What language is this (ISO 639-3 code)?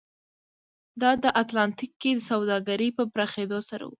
pus